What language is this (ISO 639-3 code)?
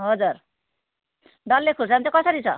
nep